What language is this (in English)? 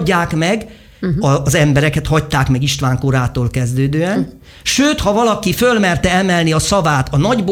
Hungarian